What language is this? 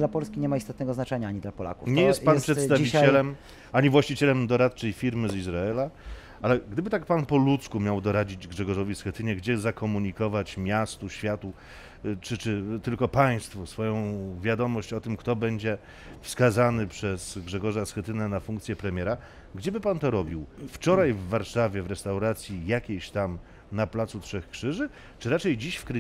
Polish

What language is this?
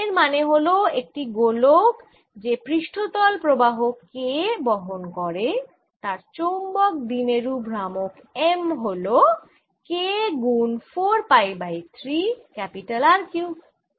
Bangla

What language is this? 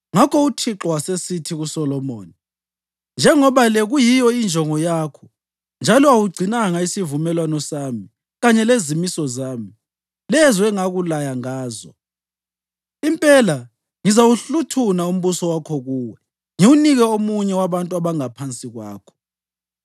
North Ndebele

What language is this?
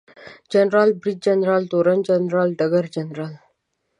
Pashto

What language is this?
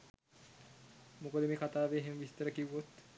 Sinhala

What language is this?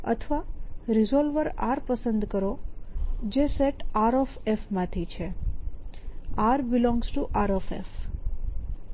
Gujarati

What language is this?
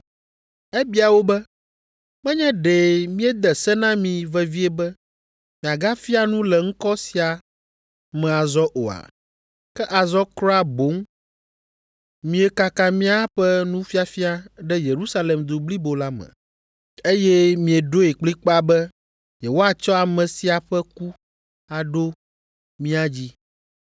Ewe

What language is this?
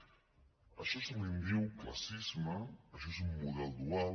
Catalan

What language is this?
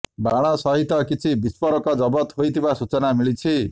Odia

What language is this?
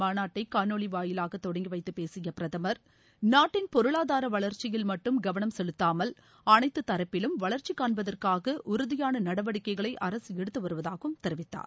Tamil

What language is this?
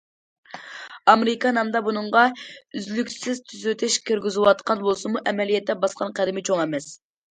Uyghur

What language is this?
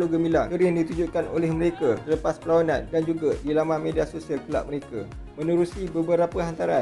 Malay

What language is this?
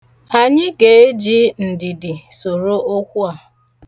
Igbo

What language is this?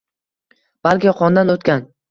Uzbek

